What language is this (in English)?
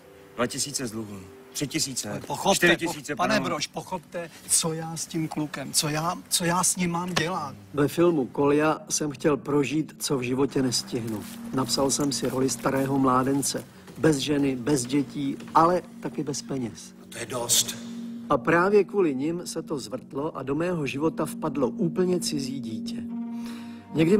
Czech